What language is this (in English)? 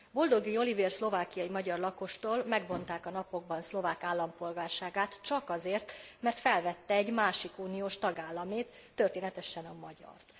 Hungarian